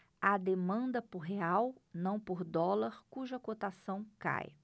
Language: Portuguese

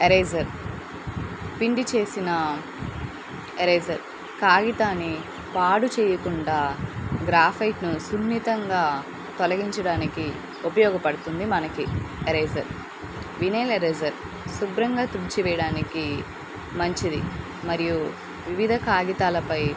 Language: Telugu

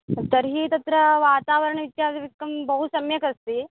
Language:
Sanskrit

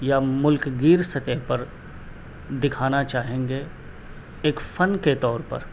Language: Urdu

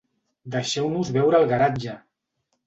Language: Catalan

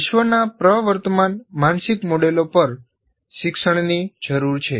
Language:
Gujarati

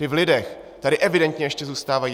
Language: Czech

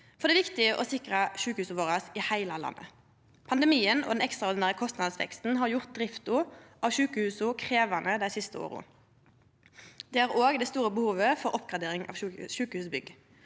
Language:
Norwegian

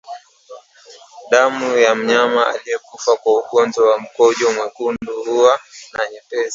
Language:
Swahili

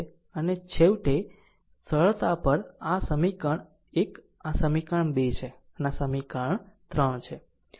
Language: Gujarati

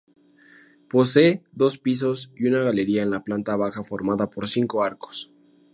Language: Spanish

